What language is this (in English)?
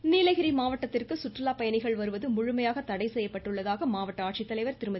Tamil